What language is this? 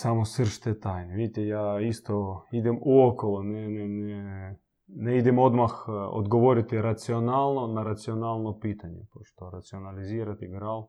Croatian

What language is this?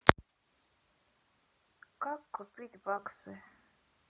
Russian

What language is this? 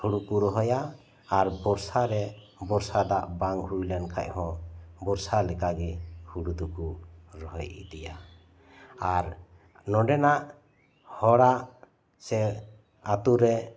Santali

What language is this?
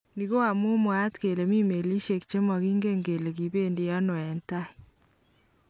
Kalenjin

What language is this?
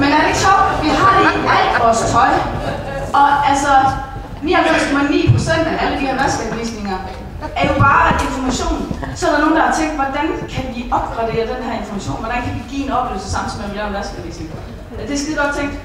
Danish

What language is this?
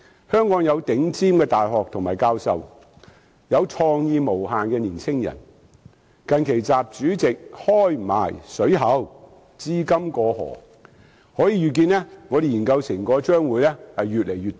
Cantonese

